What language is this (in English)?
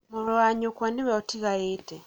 Kikuyu